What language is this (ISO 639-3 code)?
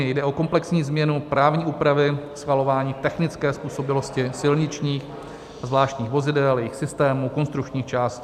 ces